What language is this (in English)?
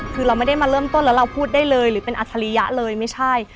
Thai